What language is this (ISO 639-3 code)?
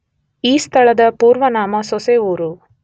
kan